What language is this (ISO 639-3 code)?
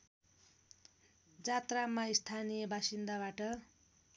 nep